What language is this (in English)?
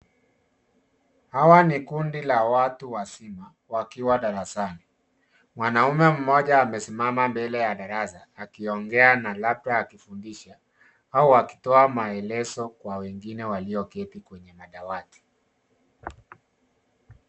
Swahili